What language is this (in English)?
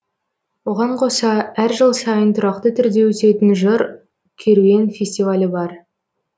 Kazakh